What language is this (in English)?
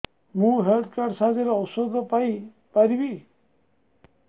Odia